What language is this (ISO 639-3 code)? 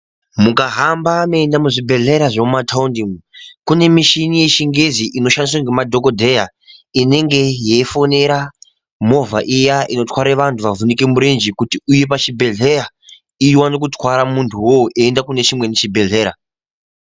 ndc